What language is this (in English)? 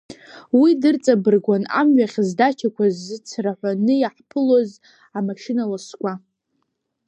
Abkhazian